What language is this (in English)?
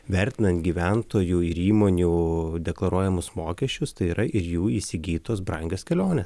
Lithuanian